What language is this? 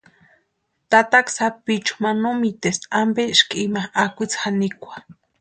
Western Highland Purepecha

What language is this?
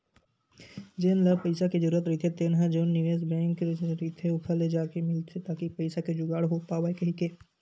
Chhattisgarhi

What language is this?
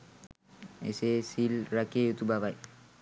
Sinhala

